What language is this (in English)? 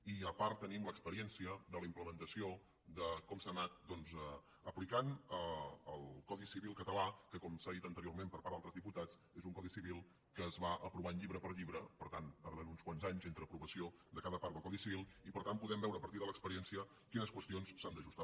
Catalan